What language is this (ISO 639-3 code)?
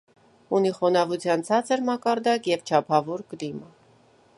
hye